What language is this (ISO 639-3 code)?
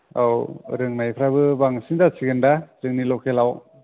brx